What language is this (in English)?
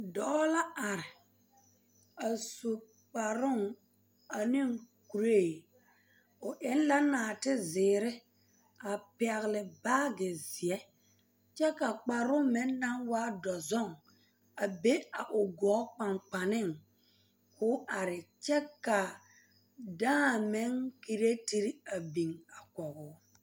Southern Dagaare